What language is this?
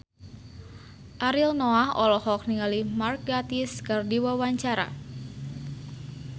Sundanese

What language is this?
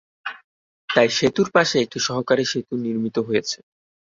Bangla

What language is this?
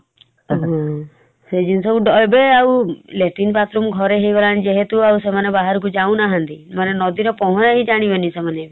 Odia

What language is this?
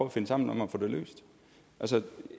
Danish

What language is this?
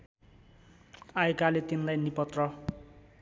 Nepali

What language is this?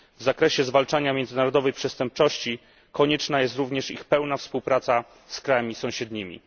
Polish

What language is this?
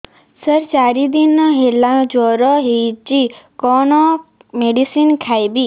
Odia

